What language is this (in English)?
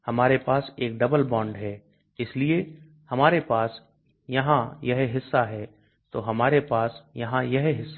Hindi